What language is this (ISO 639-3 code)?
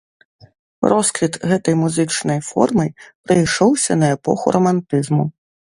bel